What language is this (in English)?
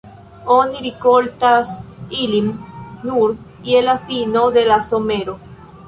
Esperanto